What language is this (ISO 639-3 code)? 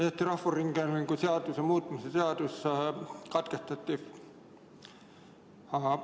est